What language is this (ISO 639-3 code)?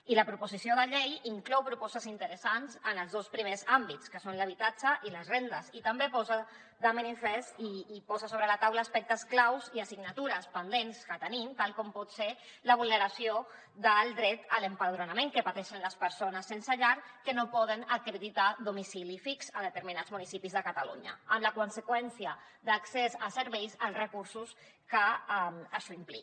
cat